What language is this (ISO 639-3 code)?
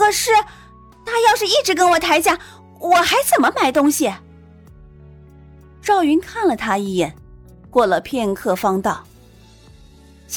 zho